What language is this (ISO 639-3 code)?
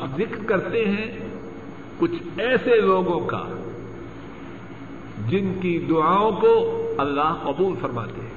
urd